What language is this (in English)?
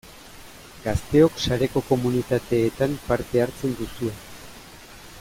Basque